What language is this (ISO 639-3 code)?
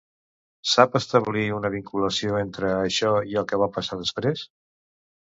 cat